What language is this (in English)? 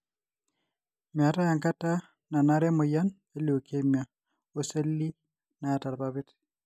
Masai